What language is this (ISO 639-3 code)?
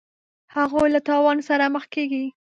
pus